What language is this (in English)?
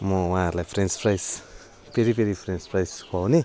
Nepali